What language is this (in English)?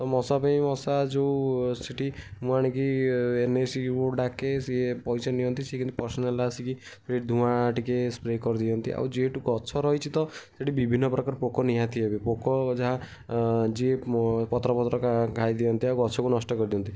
Odia